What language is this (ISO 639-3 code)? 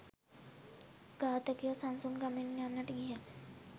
sin